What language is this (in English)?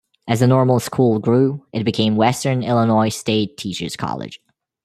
English